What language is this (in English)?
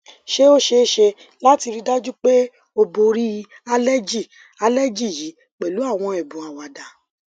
Yoruba